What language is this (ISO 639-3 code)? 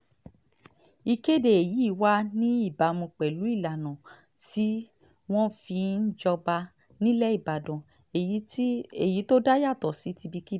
yor